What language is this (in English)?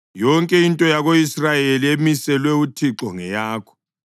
North Ndebele